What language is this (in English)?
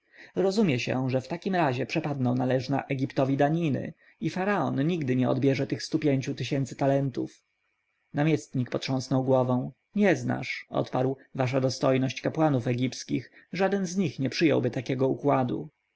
Polish